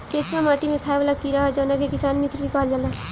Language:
Bhojpuri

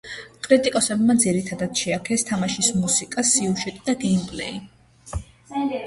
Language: Georgian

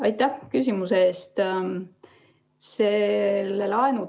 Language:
Estonian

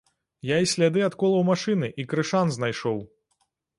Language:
Belarusian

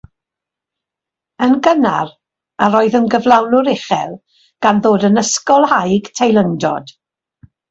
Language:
Welsh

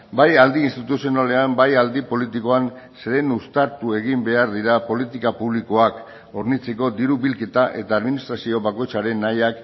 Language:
Basque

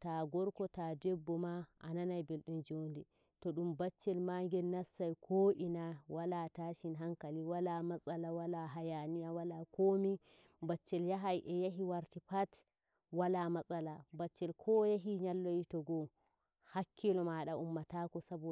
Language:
Nigerian Fulfulde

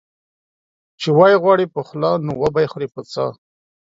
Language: Pashto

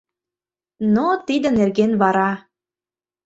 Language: Mari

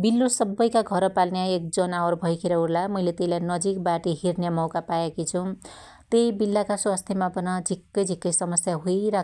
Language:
Dotyali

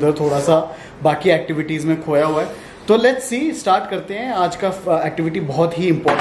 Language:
Hindi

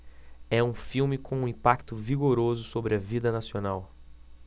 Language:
Portuguese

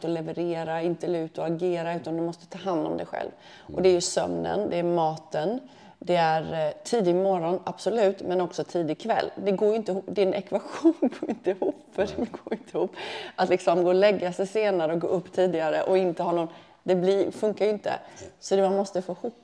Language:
Swedish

